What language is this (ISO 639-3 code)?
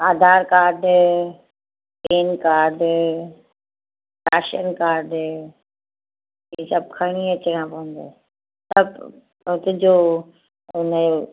snd